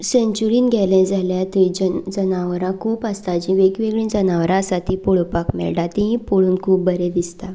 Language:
Konkani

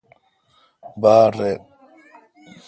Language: Kalkoti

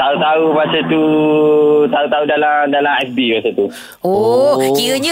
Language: Malay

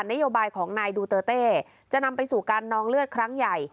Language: Thai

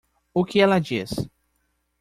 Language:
Portuguese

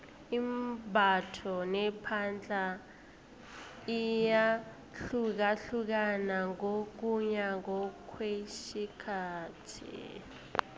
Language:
South Ndebele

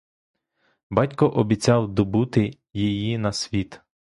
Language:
Ukrainian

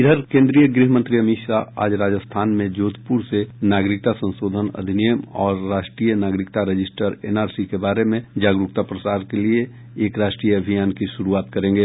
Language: Hindi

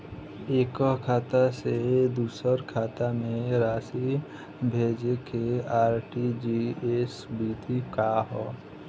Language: Bhojpuri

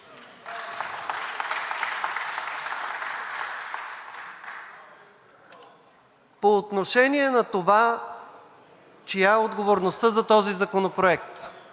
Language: Bulgarian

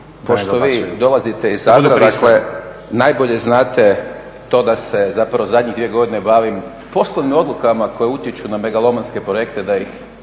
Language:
Croatian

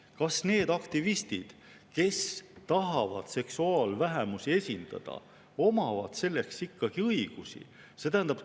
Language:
Estonian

